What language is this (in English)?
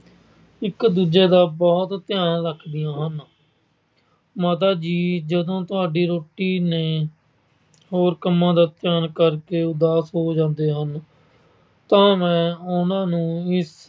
Punjabi